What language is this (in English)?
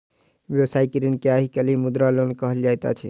Maithili